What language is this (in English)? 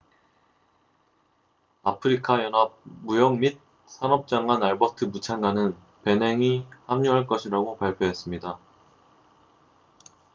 Korean